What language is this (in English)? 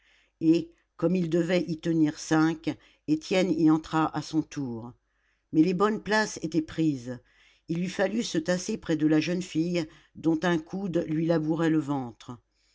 French